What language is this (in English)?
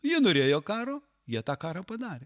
Lithuanian